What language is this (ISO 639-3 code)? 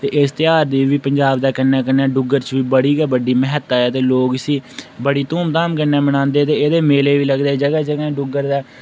doi